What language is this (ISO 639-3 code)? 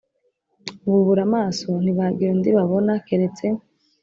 kin